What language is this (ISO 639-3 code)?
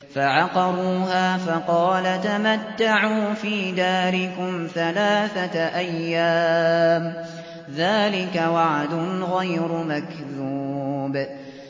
ara